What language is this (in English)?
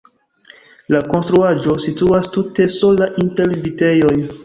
Esperanto